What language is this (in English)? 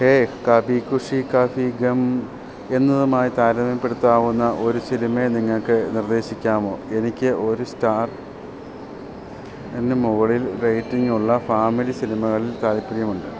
Malayalam